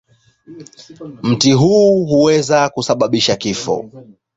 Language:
Swahili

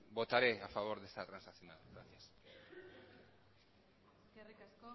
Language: Spanish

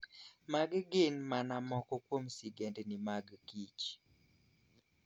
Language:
Luo (Kenya and Tanzania)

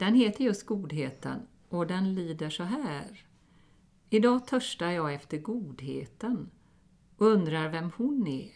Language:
Swedish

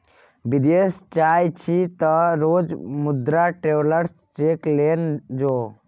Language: Maithili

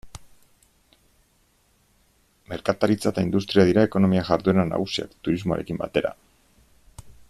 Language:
Basque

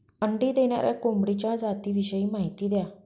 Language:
Marathi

